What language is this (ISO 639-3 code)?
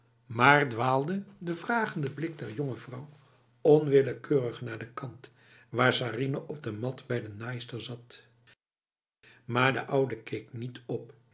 nld